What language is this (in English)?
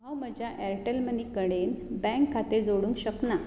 Konkani